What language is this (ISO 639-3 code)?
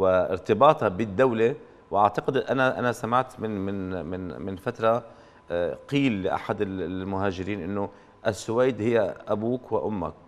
ara